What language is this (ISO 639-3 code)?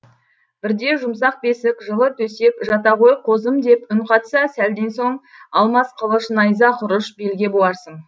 kaz